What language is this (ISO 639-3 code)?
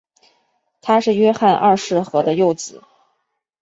zho